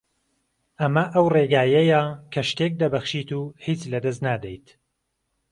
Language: Central Kurdish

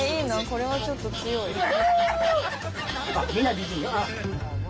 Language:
Japanese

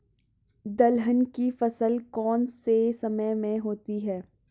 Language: Hindi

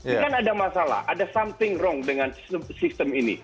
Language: Indonesian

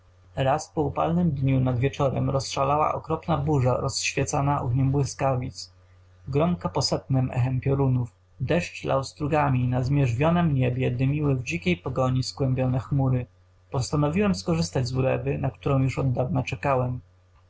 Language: Polish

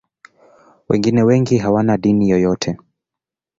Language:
Swahili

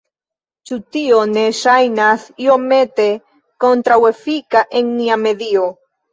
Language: Esperanto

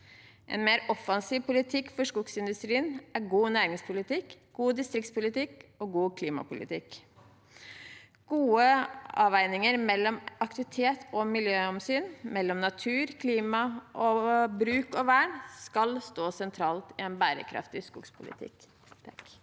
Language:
Norwegian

